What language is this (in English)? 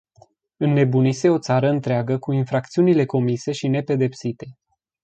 Romanian